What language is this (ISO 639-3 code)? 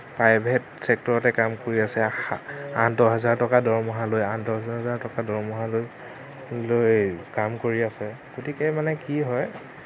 asm